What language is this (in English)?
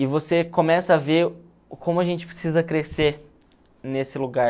Portuguese